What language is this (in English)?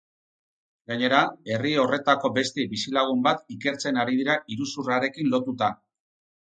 Basque